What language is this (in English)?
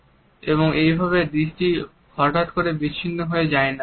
Bangla